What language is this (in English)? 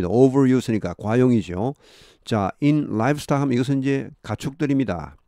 Korean